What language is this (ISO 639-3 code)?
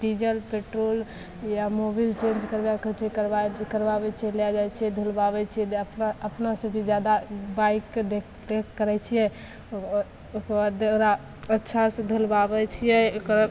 mai